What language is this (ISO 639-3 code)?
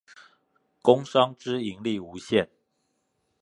zho